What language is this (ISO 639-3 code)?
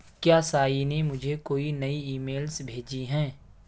urd